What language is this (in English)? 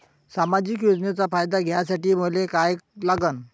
Marathi